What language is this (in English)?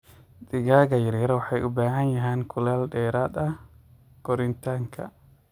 Somali